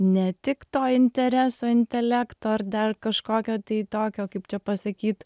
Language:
Lithuanian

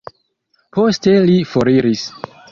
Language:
Esperanto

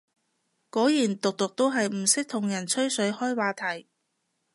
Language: Cantonese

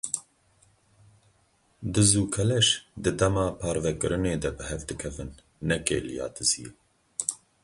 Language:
Kurdish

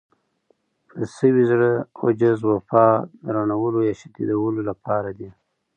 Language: Pashto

